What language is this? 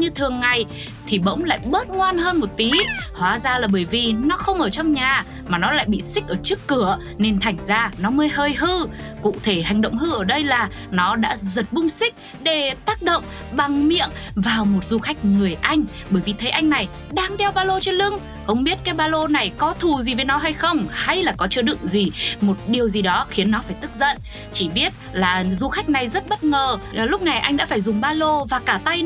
Vietnamese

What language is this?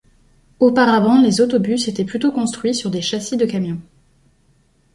French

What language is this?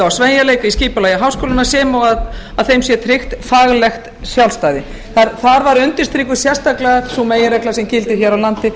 Icelandic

